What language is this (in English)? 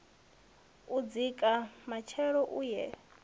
Venda